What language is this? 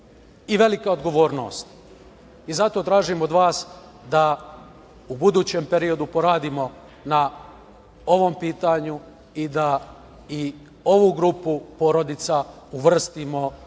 Serbian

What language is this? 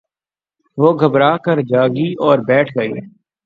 Urdu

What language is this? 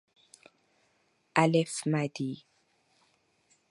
Persian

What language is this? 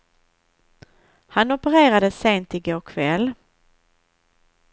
Swedish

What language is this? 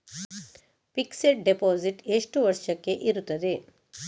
Kannada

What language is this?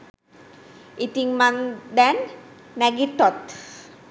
Sinhala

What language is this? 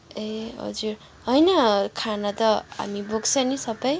Nepali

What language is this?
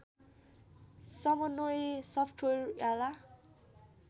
Nepali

